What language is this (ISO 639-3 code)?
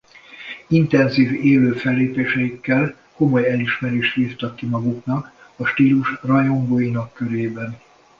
hun